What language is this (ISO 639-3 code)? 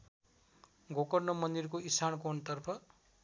nep